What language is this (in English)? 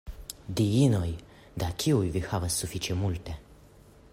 Esperanto